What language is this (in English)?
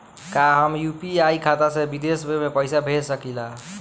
Bhojpuri